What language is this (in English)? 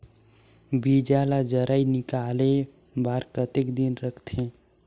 Chhattisgarhi